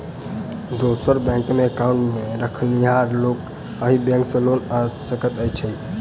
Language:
Maithili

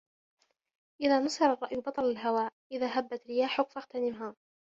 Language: Arabic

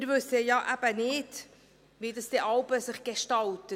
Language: Swiss German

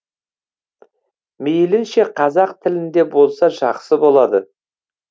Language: Kazakh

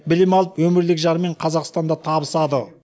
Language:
Kazakh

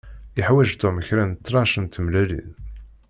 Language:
Kabyle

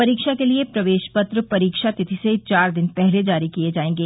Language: Hindi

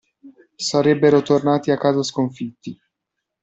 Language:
Italian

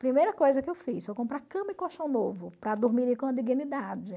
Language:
Portuguese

